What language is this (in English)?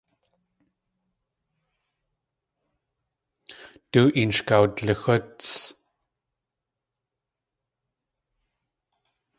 Tlingit